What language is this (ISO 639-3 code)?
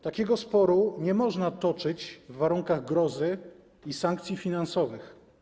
pol